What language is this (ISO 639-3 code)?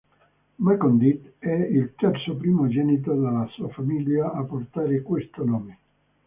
ita